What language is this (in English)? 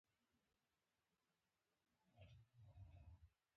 Pashto